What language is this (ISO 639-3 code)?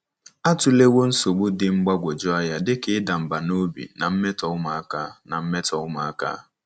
ibo